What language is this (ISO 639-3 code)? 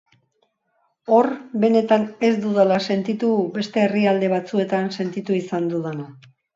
eus